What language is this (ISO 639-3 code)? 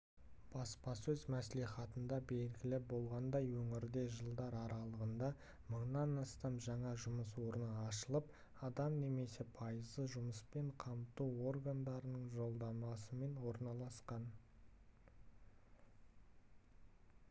kaz